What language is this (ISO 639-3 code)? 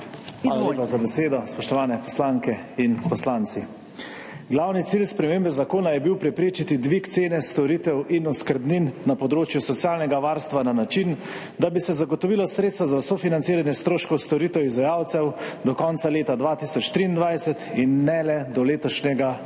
slv